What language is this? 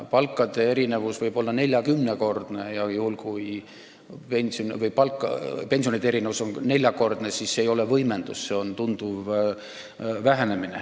Estonian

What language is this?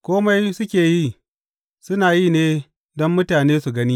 Hausa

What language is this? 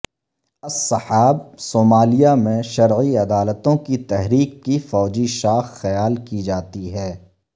Urdu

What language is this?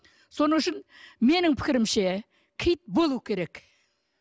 Kazakh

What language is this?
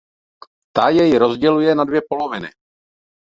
Czech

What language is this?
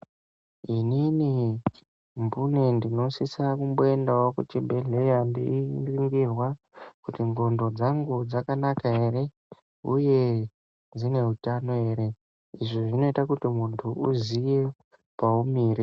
Ndau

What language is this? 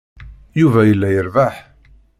Kabyle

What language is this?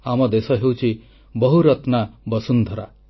Odia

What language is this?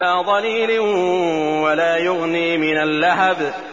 Arabic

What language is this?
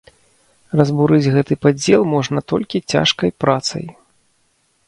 Belarusian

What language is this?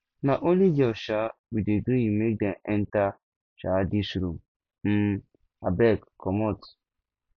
Nigerian Pidgin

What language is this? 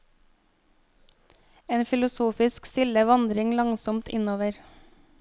Norwegian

